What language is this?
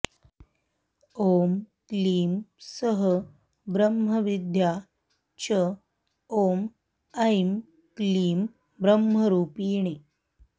Sanskrit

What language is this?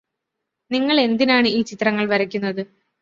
Malayalam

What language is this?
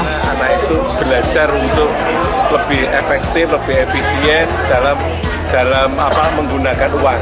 Indonesian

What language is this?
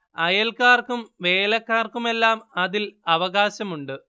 Malayalam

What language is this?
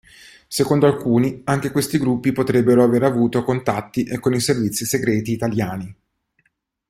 Italian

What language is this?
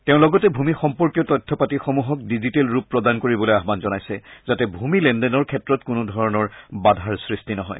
Assamese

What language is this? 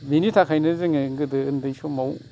Bodo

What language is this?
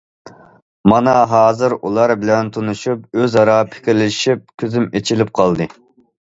Uyghur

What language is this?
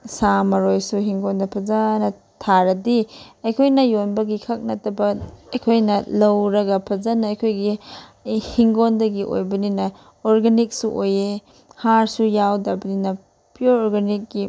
Manipuri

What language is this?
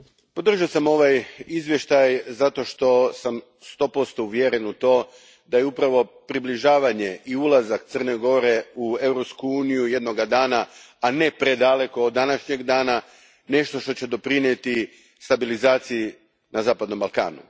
Croatian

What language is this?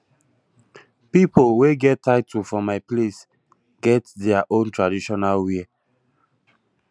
Nigerian Pidgin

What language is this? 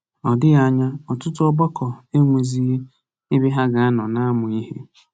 Igbo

